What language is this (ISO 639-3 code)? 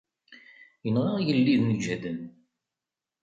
kab